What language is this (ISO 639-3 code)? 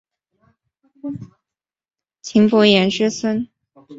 zho